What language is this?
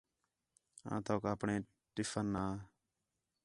Khetrani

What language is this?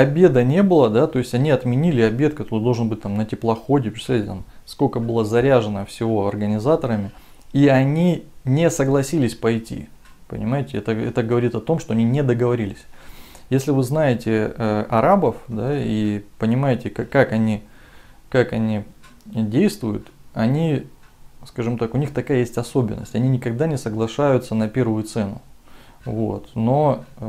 Russian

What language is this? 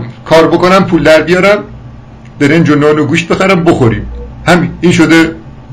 Persian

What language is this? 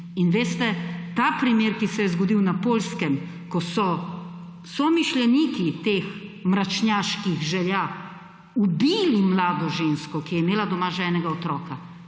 Slovenian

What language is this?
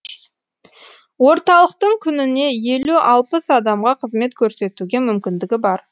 Kazakh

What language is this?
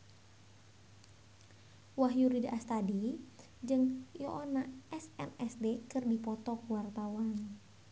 Sundanese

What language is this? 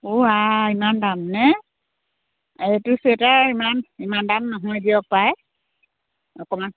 Assamese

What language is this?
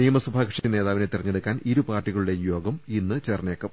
Malayalam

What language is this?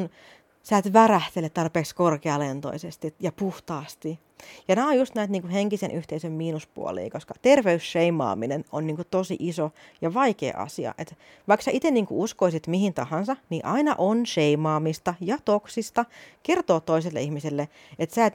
Finnish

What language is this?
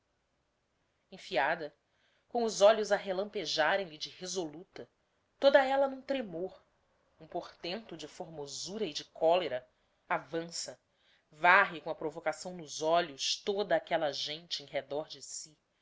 Portuguese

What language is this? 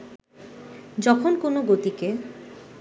Bangla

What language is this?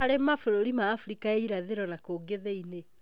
Kikuyu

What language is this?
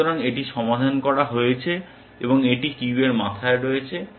Bangla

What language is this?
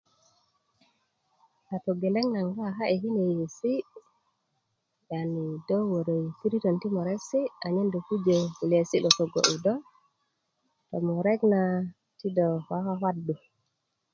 Kuku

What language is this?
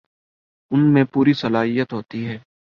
Urdu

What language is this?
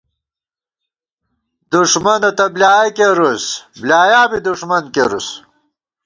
Gawar-Bati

